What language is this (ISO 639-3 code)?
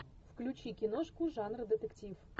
rus